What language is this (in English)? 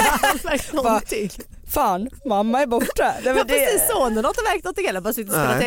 Swedish